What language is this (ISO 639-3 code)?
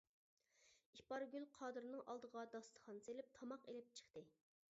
uig